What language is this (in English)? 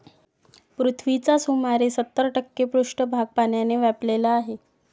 Marathi